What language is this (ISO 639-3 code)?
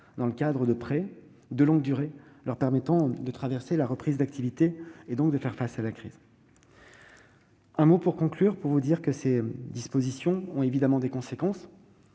fra